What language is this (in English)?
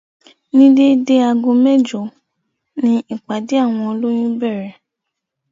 Yoruba